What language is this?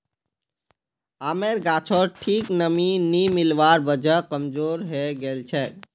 Magahi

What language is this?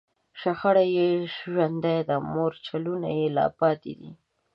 Pashto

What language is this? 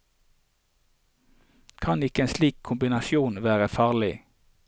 Norwegian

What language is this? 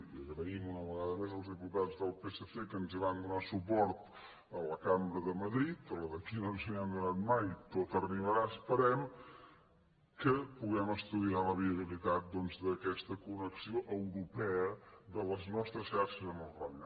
Catalan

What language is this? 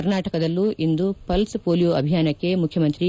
Kannada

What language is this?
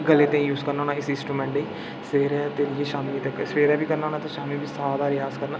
Dogri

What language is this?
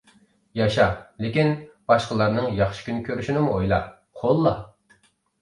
Uyghur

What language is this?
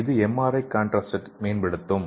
Tamil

